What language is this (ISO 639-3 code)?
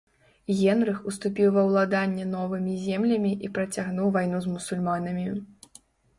bel